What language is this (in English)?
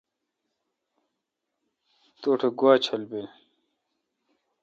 Kalkoti